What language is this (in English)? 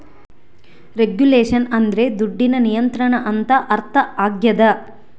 Kannada